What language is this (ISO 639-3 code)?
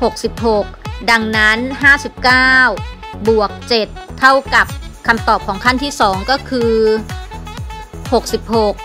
tha